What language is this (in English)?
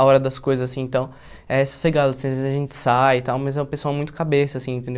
Portuguese